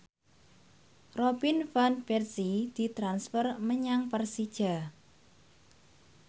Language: Javanese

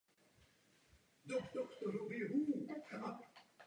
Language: Czech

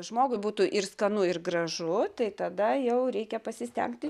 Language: Lithuanian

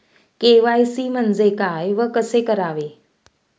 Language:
Marathi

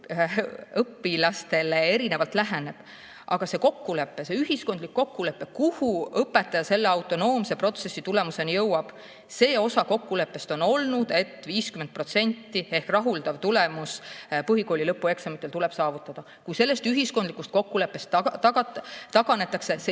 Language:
Estonian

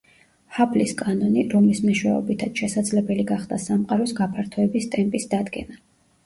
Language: Georgian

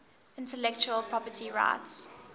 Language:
English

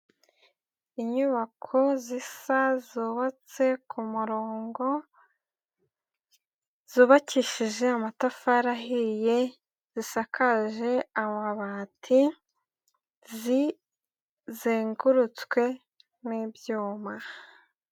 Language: Kinyarwanda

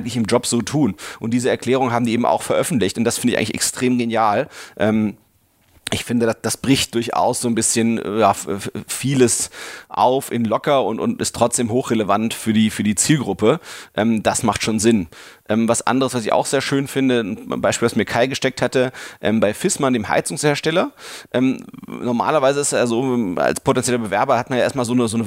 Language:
German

